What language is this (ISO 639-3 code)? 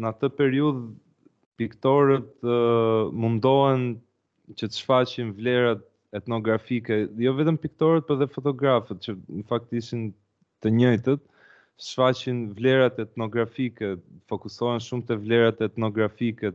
ron